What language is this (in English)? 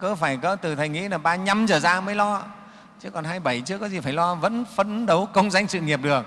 Vietnamese